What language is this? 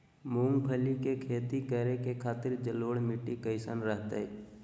Magahi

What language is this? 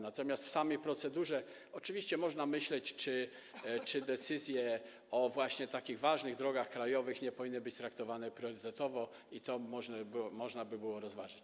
Polish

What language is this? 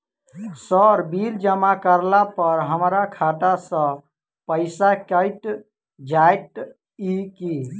Maithili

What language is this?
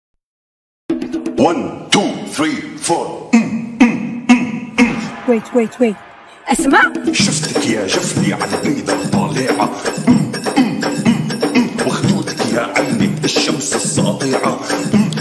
Arabic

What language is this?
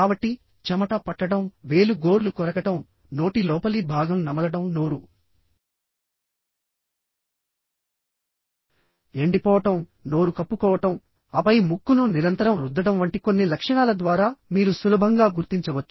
Telugu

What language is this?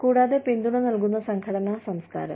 Malayalam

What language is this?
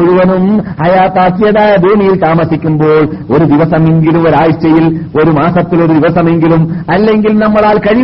Malayalam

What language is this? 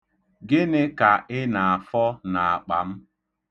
Igbo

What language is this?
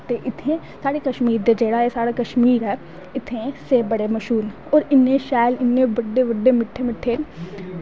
Dogri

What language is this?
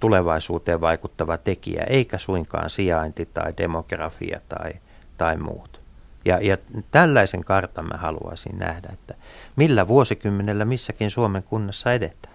Finnish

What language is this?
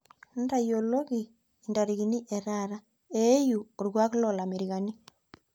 Masai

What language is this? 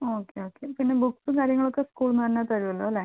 Malayalam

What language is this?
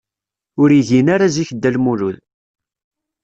Kabyle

